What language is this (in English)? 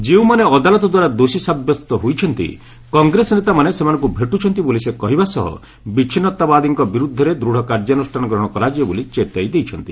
Odia